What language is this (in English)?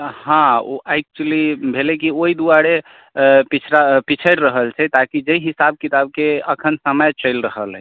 Maithili